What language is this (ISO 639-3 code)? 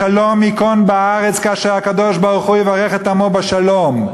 heb